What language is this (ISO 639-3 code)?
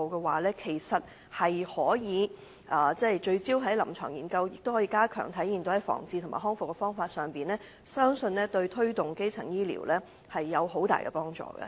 yue